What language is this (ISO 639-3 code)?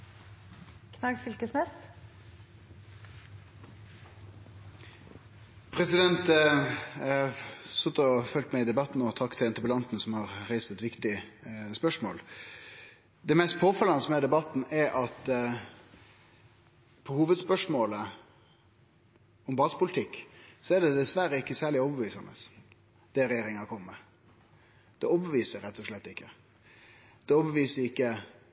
nno